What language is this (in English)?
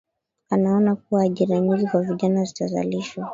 Swahili